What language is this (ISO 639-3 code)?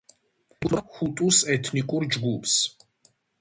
kat